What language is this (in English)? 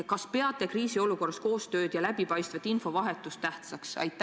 Estonian